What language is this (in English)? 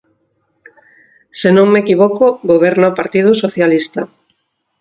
Galician